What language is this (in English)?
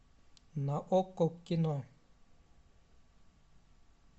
Russian